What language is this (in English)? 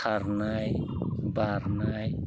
Bodo